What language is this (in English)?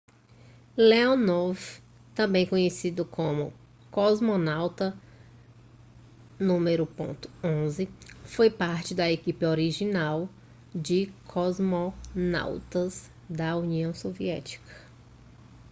Portuguese